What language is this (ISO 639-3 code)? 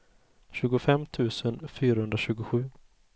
swe